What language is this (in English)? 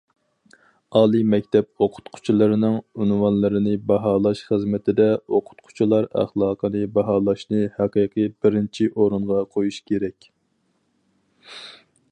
Uyghur